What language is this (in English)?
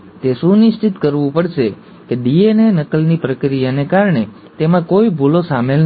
Gujarati